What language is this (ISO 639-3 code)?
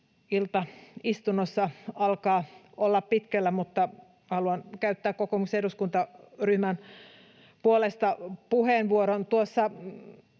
fin